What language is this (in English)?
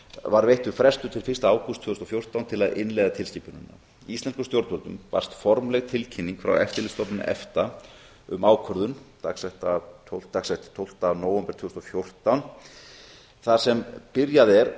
Icelandic